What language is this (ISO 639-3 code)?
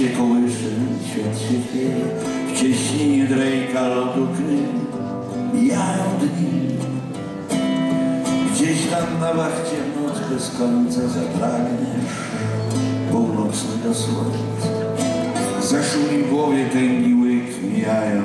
pol